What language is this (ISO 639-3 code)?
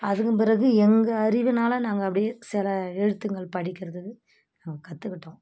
tam